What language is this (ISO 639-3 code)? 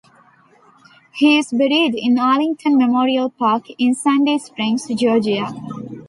eng